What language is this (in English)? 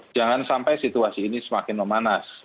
Indonesian